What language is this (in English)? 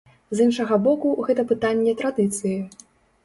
Belarusian